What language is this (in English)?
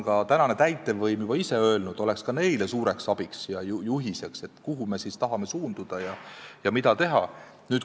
Estonian